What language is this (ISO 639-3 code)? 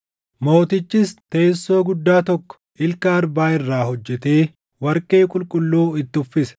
orm